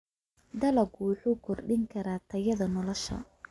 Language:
Somali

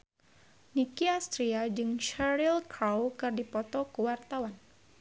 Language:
Sundanese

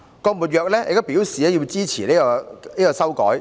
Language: Cantonese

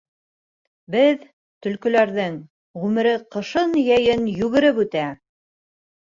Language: Bashkir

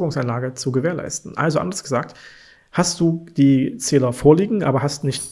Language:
German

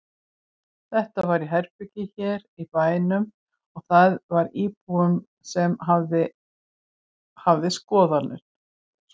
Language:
Icelandic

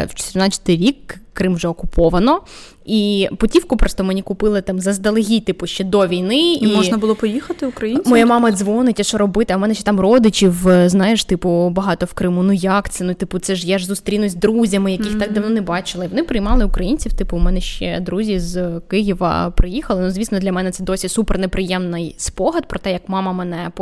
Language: Ukrainian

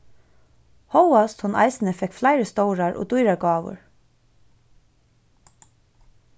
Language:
Faroese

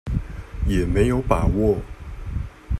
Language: Chinese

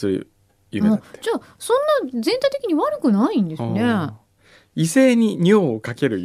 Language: Japanese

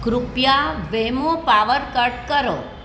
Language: Gujarati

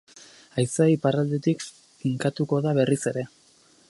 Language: Basque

